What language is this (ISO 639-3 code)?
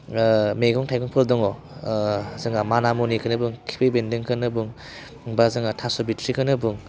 brx